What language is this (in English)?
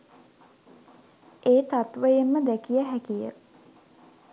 Sinhala